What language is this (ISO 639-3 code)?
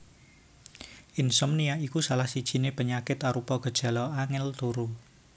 jav